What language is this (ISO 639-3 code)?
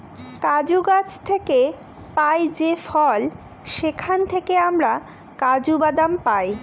ben